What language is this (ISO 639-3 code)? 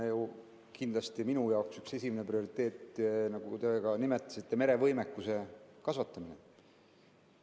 est